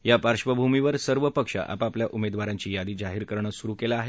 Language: Marathi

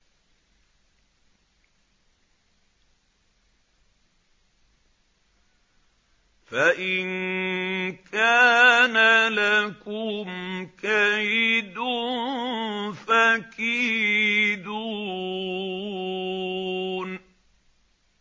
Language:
Arabic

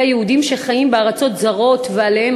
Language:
Hebrew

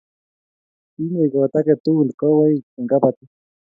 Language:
Kalenjin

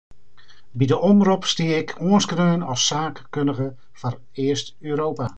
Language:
Western Frisian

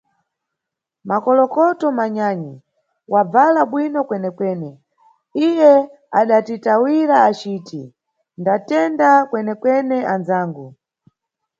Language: Nyungwe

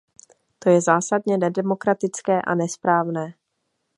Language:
Czech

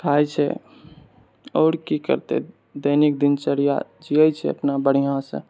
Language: Maithili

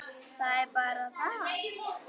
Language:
Icelandic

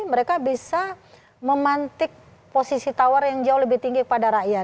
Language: Indonesian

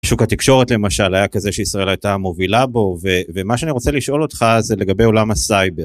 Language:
Hebrew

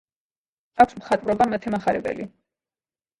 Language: Georgian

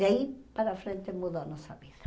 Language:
Portuguese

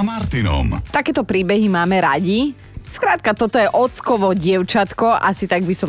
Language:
Slovak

